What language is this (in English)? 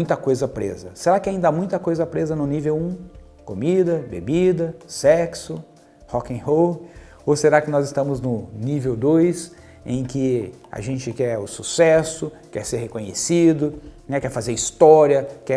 Portuguese